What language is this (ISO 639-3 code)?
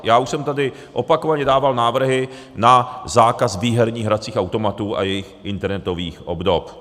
ces